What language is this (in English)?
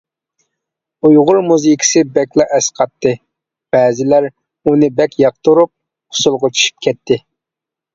Uyghur